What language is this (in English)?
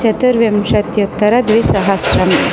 Sanskrit